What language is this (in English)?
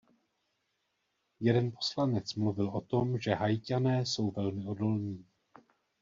Czech